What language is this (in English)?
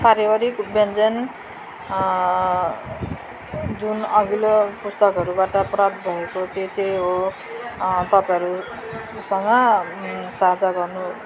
Nepali